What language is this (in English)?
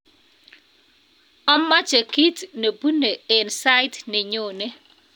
Kalenjin